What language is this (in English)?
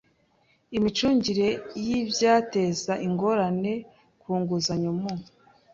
Kinyarwanda